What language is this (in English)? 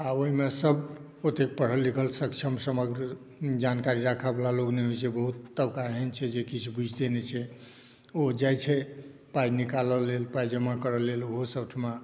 Maithili